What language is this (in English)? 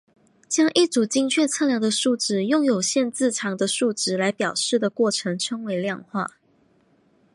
Chinese